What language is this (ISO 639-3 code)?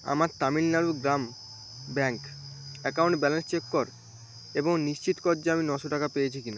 ben